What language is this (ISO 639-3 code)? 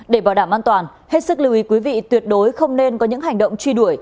vie